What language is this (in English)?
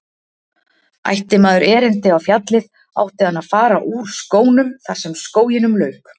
Icelandic